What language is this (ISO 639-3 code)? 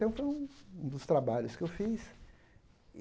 por